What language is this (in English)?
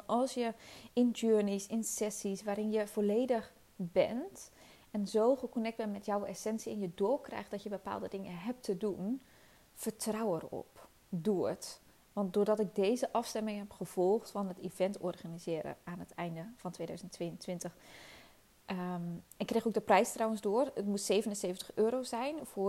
Dutch